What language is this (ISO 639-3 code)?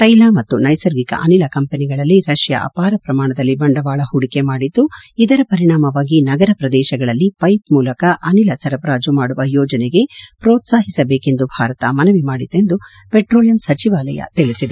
kan